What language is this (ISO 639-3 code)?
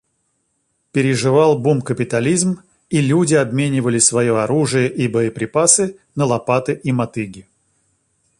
rus